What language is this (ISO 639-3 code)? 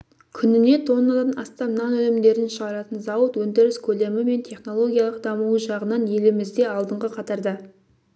kaz